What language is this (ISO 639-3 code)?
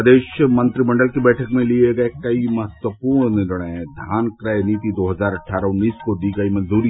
hin